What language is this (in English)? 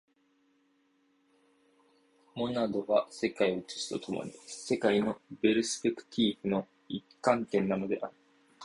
Japanese